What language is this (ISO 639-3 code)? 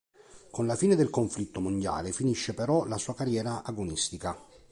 ita